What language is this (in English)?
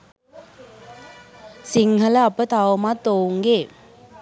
Sinhala